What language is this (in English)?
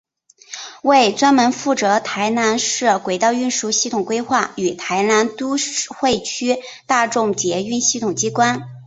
Chinese